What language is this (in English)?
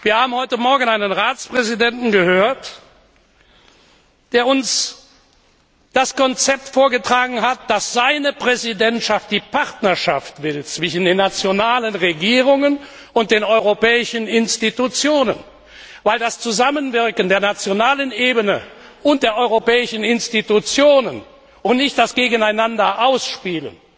German